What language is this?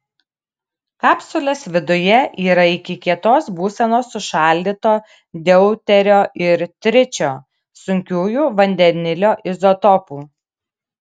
Lithuanian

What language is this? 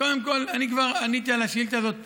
Hebrew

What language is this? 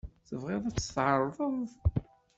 Kabyle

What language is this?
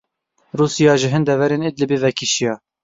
Kurdish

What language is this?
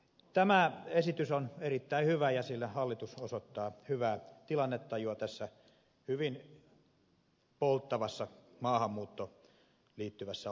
Finnish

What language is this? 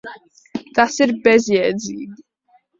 Latvian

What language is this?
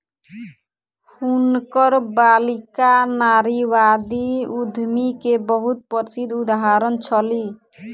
Maithili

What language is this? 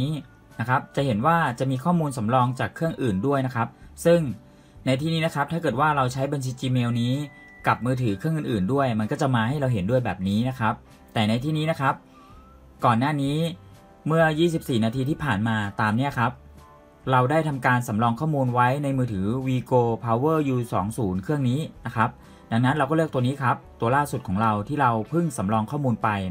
Thai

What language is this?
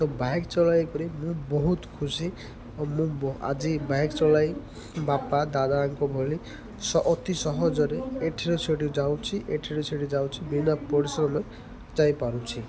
Odia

